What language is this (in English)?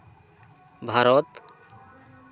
Santali